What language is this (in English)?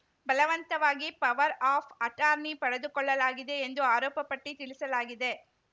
Kannada